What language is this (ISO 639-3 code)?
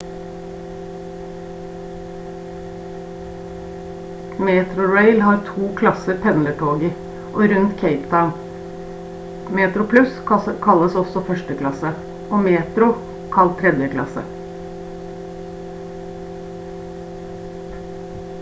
nob